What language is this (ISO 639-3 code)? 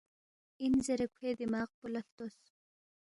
bft